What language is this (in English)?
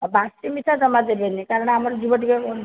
Odia